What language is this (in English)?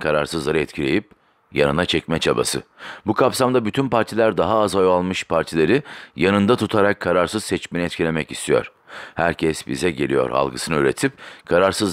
Turkish